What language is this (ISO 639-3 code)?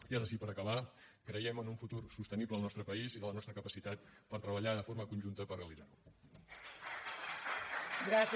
cat